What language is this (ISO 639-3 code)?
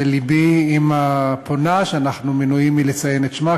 heb